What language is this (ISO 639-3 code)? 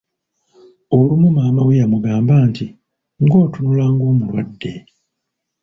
lug